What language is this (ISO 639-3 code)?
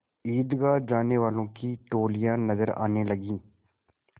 hin